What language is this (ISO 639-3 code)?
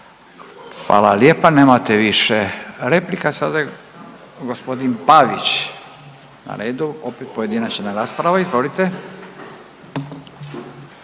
hrv